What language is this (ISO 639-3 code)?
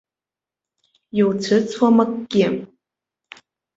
abk